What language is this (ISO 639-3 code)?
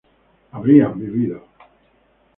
spa